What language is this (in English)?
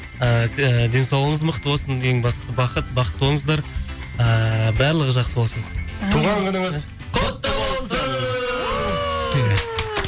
Kazakh